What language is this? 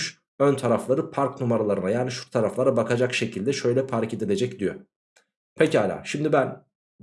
Turkish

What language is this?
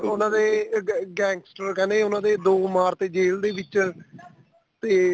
Punjabi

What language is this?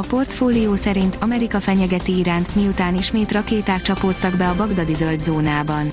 Hungarian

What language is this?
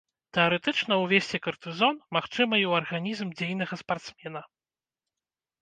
Belarusian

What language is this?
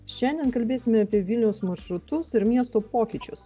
Lithuanian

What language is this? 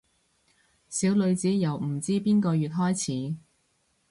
Cantonese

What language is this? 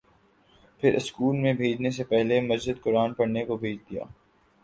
Urdu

